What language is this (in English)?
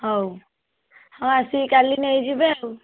Odia